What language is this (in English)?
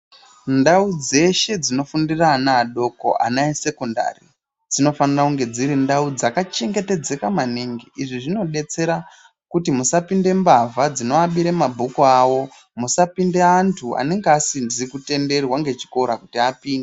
Ndau